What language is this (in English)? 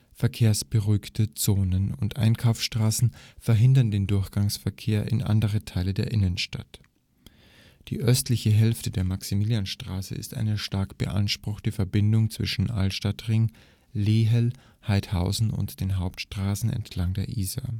German